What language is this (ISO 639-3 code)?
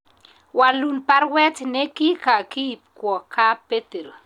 kln